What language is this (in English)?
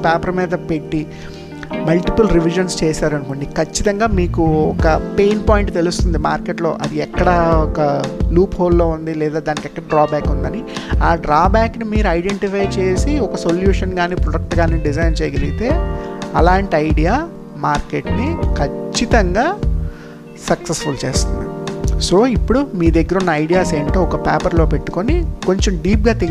Telugu